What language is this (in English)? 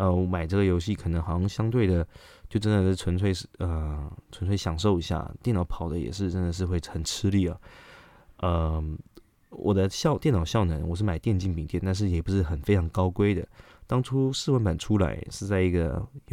Chinese